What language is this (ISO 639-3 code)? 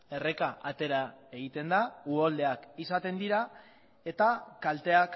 eus